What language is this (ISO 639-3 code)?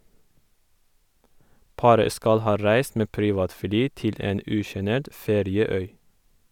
nor